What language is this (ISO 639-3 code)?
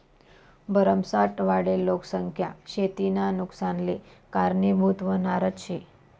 mar